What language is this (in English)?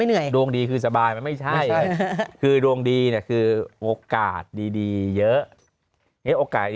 Thai